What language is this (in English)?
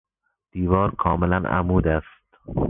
Persian